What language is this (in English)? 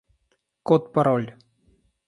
Russian